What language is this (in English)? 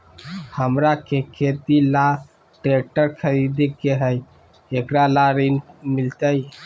Magahi